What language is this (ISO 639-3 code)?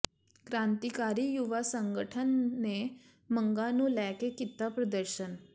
pan